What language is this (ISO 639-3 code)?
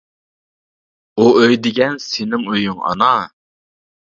uig